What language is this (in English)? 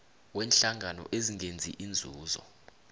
South Ndebele